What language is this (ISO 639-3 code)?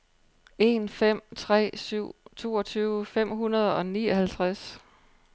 dan